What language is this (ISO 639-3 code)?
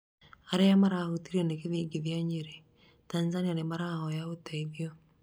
kik